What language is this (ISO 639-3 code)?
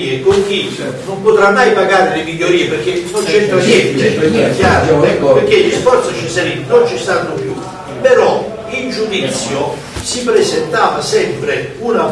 ita